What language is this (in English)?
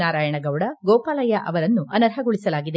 Kannada